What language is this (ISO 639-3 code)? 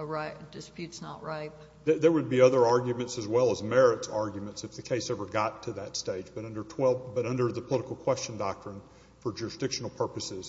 eng